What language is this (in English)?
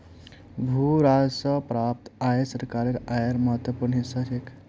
Magahi